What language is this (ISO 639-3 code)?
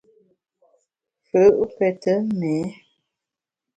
bax